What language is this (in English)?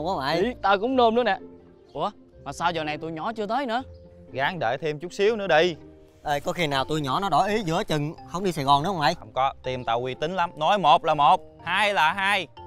Vietnamese